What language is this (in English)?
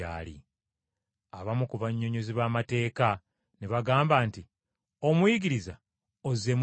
Ganda